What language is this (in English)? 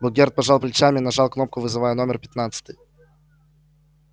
Russian